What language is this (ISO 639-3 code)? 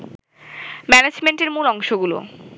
ben